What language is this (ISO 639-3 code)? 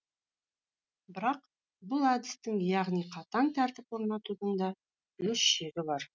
kaz